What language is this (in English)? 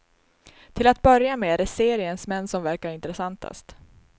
Swedish